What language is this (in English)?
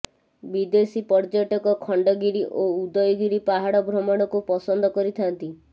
Odia